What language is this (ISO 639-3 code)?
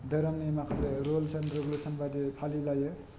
brx